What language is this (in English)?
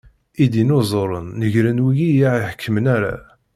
Kabyle